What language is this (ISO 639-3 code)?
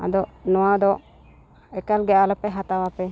sat